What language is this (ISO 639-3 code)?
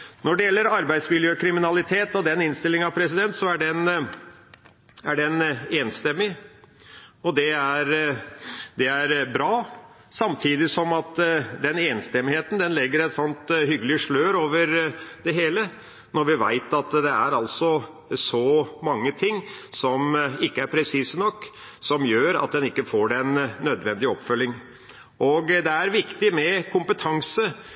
nob